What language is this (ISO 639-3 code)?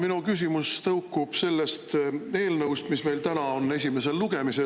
est